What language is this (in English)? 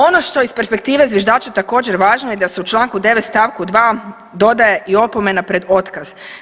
Croatian